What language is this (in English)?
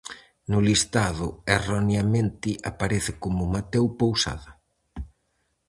Galician